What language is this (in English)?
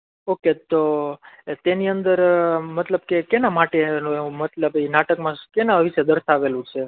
Gujarati